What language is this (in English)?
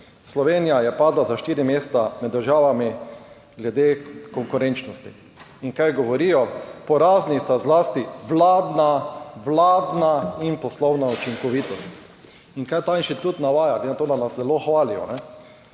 Slovenian